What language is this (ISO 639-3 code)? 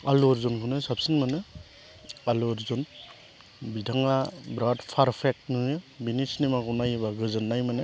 brx